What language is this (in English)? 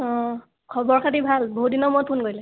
Assamese